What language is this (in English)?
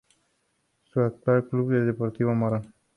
Spanish